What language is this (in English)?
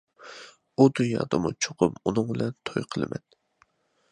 Uyghur